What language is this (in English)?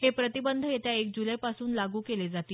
Marathi